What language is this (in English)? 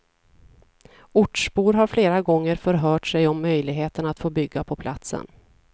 Swedish